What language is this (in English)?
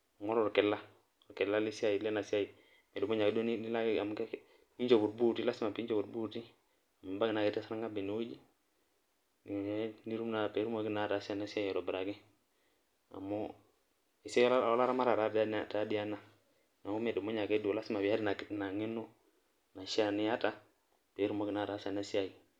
Masai